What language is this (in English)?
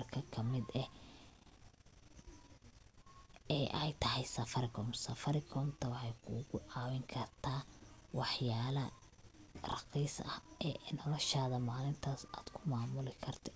Somali